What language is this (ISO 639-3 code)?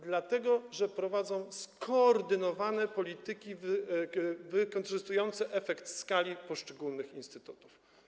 pol